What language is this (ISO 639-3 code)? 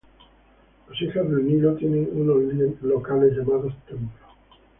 spa